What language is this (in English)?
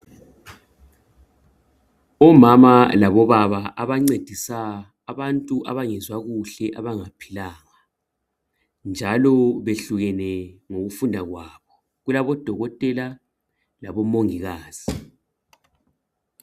North Ndebele